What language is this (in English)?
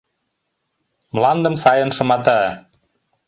Mari